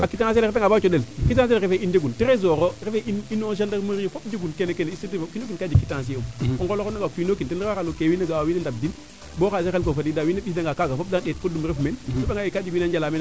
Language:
Serer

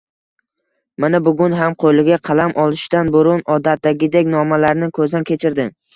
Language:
Uzbek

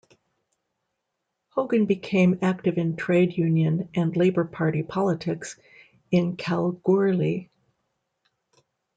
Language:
English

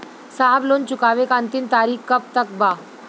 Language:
Bhojpuri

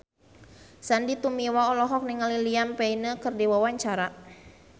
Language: Sundanese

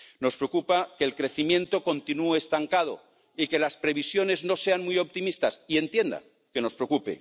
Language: Spanish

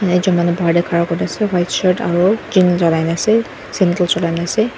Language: Naga Pidgin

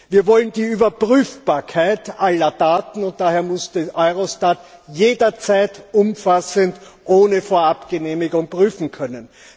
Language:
German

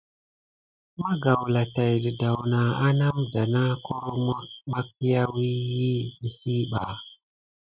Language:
Gidar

